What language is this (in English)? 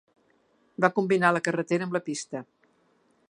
Catalan